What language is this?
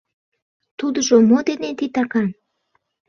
Mari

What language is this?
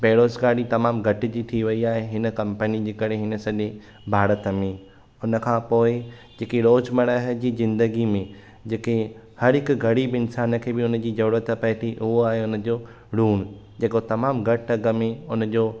Sindhi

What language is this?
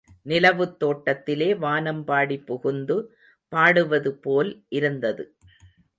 Tamil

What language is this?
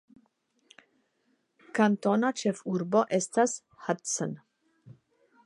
Esperanto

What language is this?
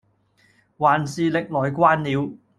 Cantonese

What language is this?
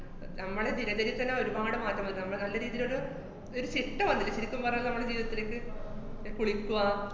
Malayalam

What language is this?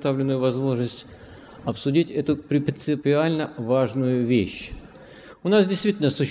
Russian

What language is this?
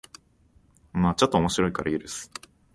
Japanese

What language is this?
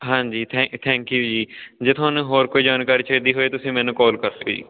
Punjabi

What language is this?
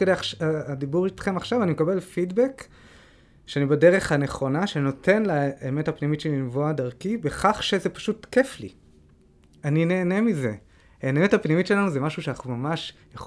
Hebrew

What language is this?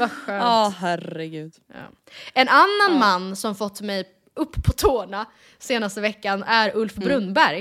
Swedish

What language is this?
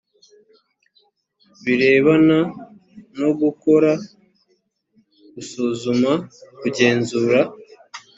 Kinyarwanda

